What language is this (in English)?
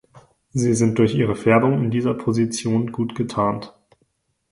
German